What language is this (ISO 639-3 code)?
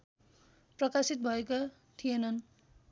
nep